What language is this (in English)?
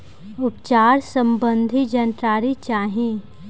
Bhojpuri